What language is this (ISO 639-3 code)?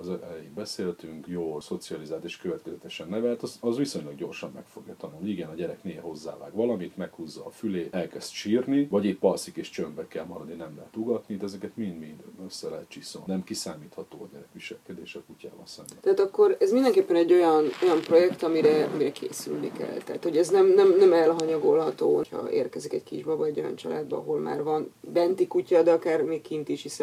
hun